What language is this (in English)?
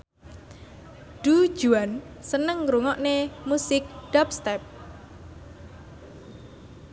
Javanese